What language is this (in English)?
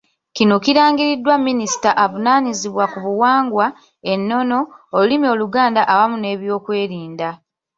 Ganda